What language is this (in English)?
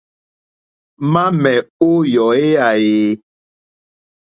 Mokpwe